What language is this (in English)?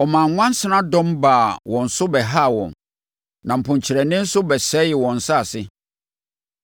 Akan